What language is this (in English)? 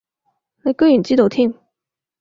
Cantonese